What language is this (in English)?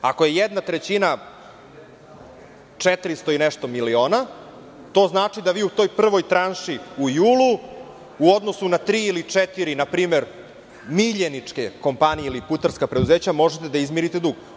Serbian